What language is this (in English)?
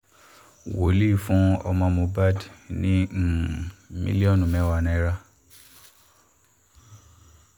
Yoruba